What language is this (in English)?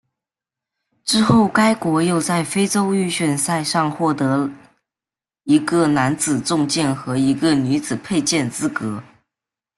Chinese